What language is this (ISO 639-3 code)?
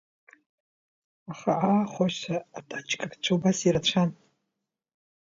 abk